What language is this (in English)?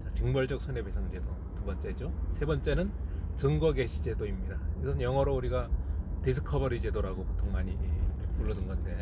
Korean